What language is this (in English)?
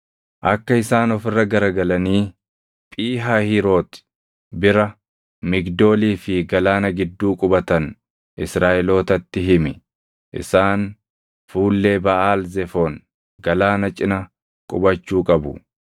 Oromo